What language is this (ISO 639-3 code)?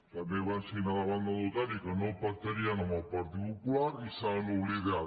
cat